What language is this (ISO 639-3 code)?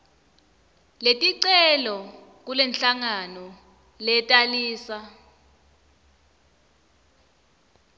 ssw